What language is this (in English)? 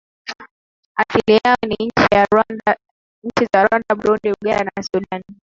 Swahili